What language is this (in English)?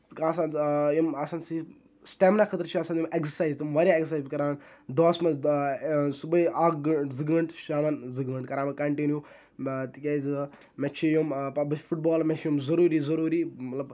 Kashmiri